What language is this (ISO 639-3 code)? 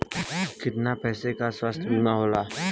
bho